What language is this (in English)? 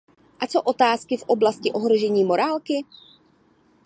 Czech